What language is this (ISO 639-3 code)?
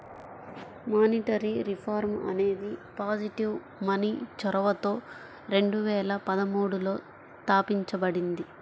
tel